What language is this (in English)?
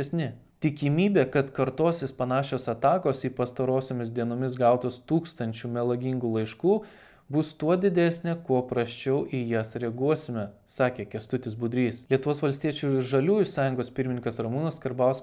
Lithuanian